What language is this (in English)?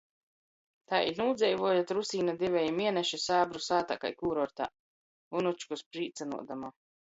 Latgalian